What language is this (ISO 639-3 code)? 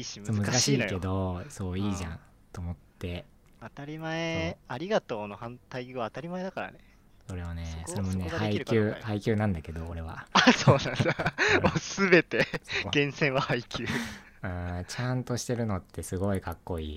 jpn